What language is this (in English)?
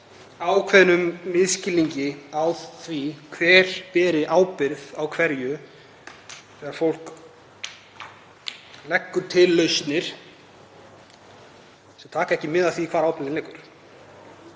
Icelandic